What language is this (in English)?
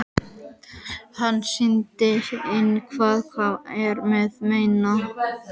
Icelandic